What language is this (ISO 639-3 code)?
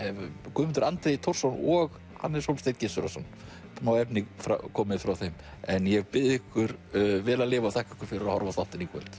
isl